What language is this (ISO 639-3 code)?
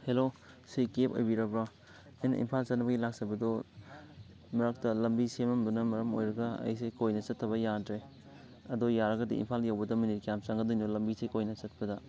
mni